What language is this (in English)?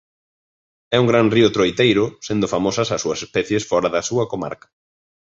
Galician